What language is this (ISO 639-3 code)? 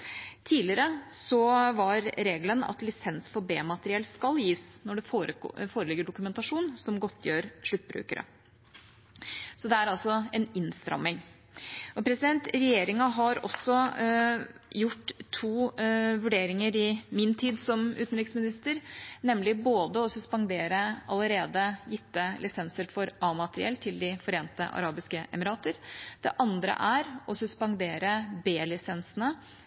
nob